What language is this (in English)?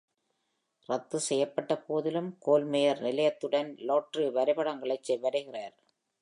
Tamil